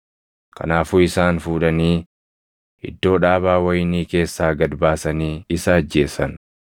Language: Oromo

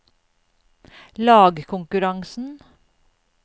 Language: Norwegian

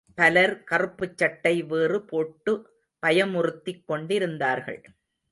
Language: Tamil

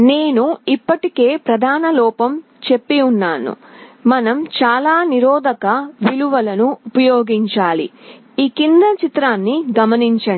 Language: Telugu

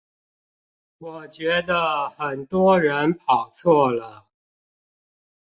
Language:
Chinese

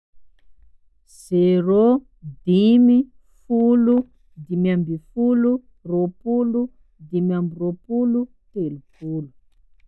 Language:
Sakalava Malagasy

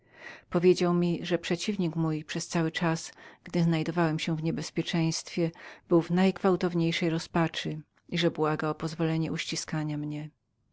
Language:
Polish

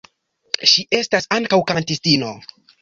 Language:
Esperanto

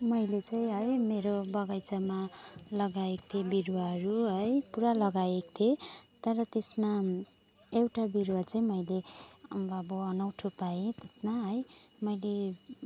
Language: Nepali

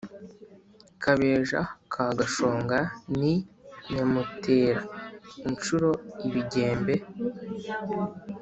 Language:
Kinyarwanda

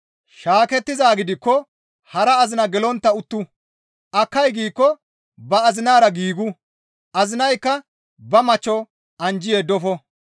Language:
Gamo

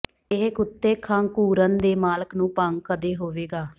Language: Punjabi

